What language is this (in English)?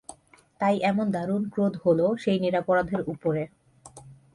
Bangla